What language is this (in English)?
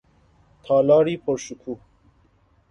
Persian